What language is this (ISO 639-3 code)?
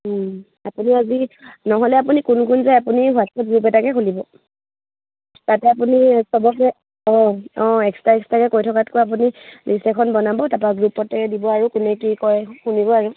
asm